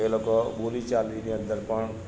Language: Gujarati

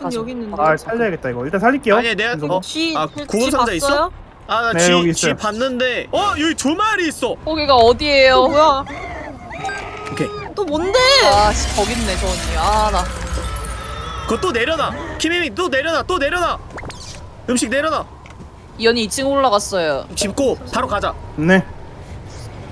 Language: Korean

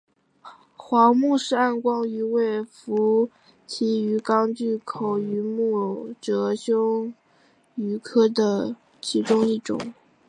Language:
Chinese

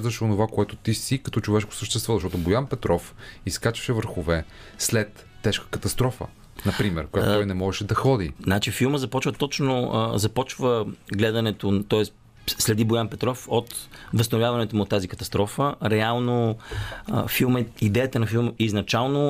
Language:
Bulgarian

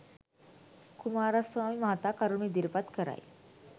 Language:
Sinhala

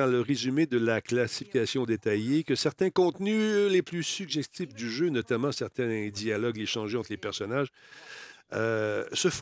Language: French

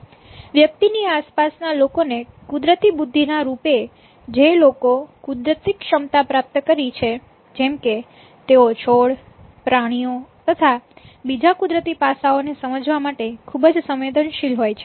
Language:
Gujarati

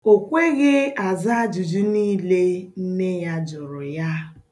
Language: Igbo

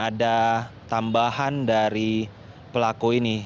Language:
Indonesian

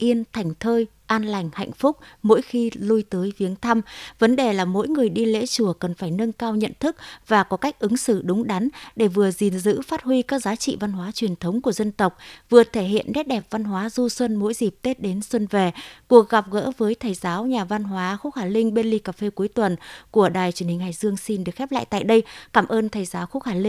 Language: Vietnamese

